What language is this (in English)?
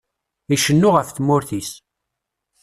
Kabyle